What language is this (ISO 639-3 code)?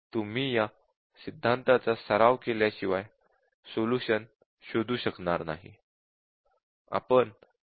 mar